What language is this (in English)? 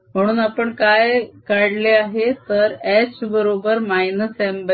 Marathi